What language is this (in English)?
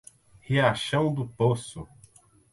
Portuguese